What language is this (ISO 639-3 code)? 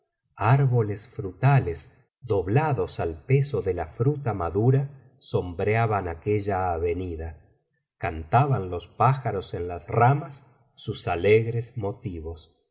spa